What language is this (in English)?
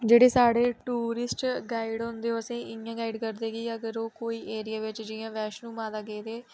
Dogri